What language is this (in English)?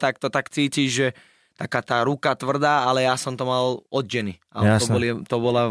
Slovak